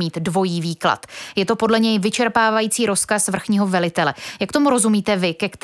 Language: Czech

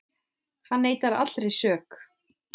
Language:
Icelandic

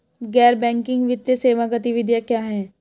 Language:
Hindi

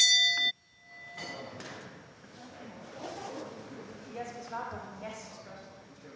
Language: Danish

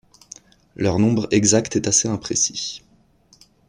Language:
French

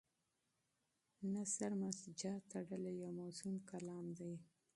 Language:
Pashto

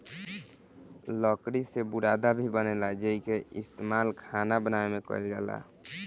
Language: Bhojpuri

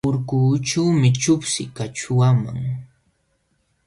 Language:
Jauja Wanca Quechua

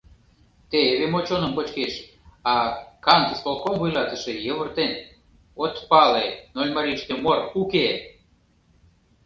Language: Mari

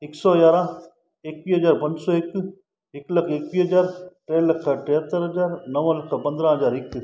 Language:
Sindhi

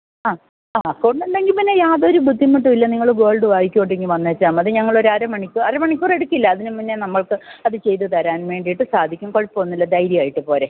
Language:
Malayalam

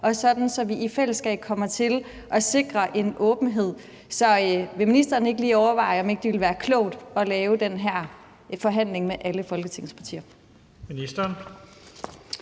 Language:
Danish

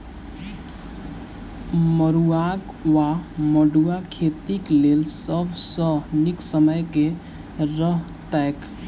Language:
Maithili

